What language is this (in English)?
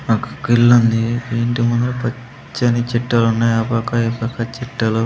Telugu